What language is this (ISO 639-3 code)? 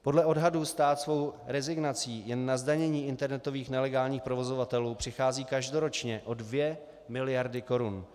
ces